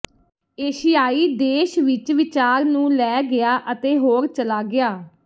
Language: Punjabi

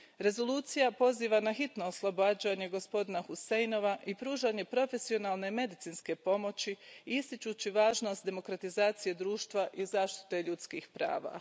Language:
Croatian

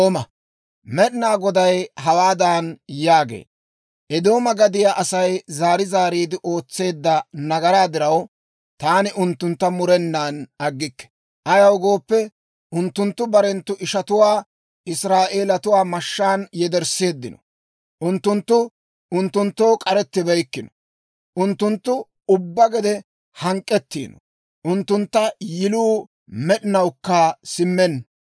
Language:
Dawro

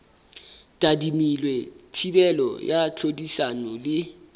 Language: Southern Sotho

